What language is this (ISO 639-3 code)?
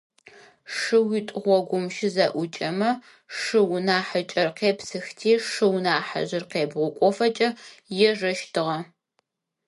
ady